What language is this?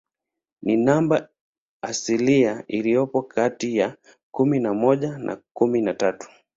Swahili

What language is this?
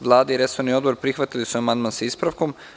Serbian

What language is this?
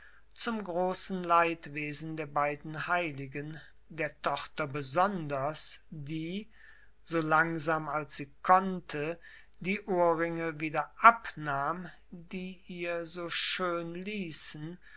German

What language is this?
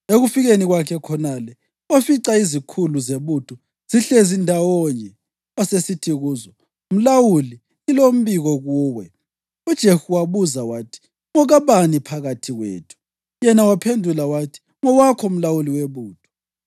North Ndebele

